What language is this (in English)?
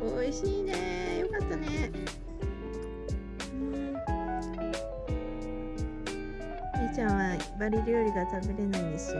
Japanese